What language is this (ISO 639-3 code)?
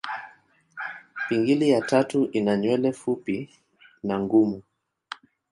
swa